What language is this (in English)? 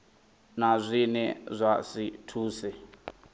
Venda